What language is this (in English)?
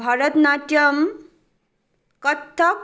Nepali